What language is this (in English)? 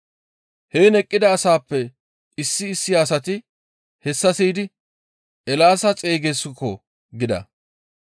Gamo